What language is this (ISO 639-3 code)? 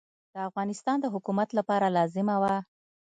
pus